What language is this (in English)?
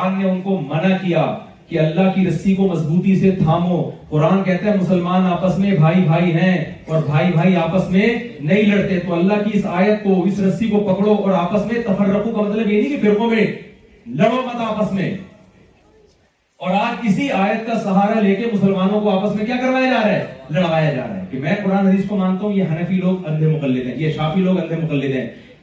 Urdu